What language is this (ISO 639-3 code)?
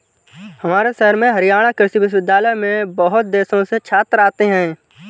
hin